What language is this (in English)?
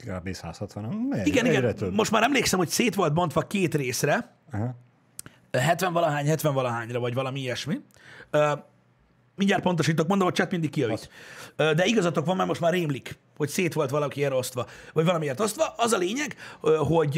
Hungarian